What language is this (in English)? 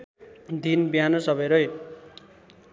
Nepali